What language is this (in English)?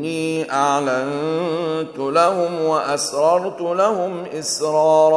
Arabic